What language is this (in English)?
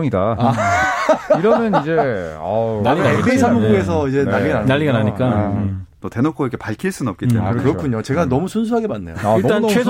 Korean